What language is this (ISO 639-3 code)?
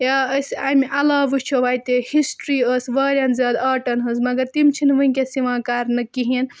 kas